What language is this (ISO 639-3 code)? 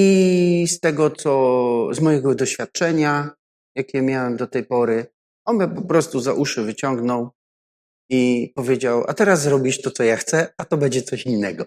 pol